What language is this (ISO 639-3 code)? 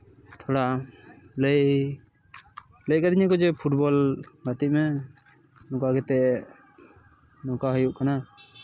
sat